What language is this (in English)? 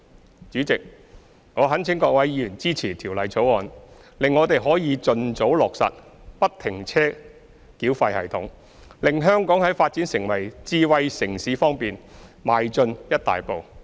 Cantonese